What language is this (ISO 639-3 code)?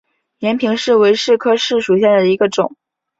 zho